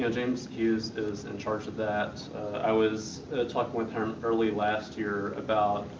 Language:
English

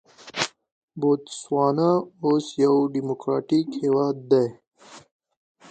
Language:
Pashto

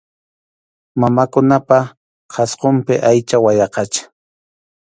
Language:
Arequipa-La Unión Quechua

